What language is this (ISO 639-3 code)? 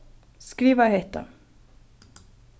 fao